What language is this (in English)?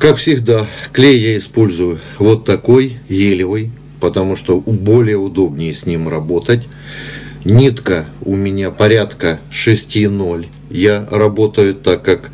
Russian